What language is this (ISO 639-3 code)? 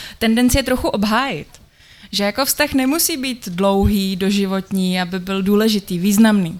ces